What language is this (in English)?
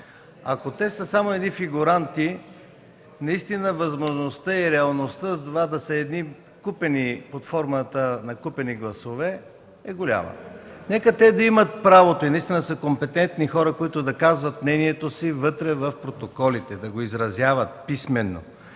Bulgarian